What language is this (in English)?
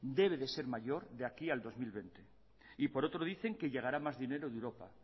Spanish